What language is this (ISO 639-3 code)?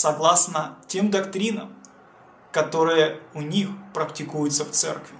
rus